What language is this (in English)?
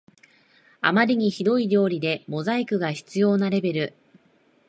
Japanese